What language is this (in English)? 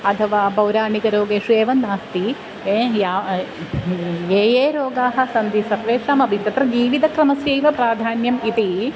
Sanskrit